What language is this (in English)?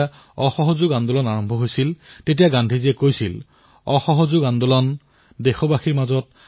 Assamese